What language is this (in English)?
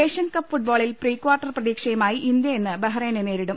Malayalam